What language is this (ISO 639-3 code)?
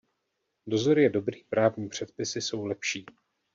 ces